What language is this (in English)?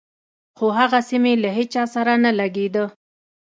Pashto